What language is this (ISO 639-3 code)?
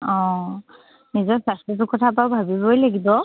asm